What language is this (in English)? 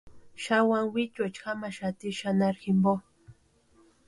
Western Highland Purepecha